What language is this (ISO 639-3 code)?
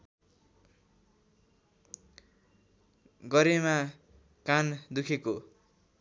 nep